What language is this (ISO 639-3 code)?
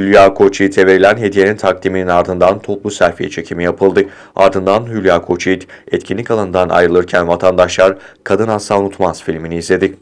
tur